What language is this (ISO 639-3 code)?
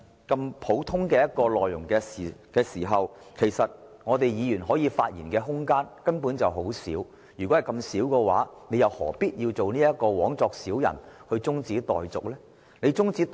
yue